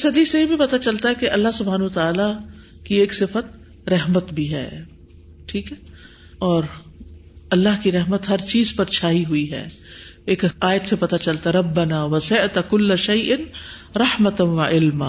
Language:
Urdu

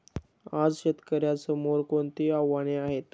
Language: Marathi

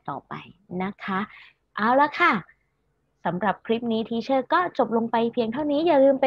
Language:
Thai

